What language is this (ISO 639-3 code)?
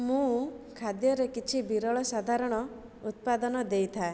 ori